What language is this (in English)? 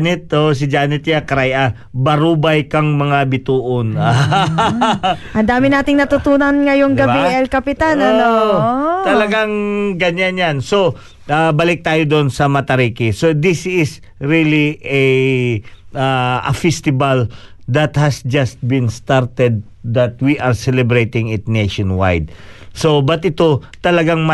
Filipino